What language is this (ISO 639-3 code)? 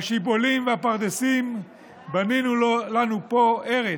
heb